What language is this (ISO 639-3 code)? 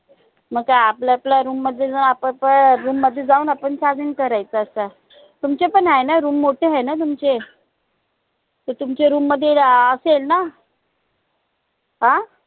mar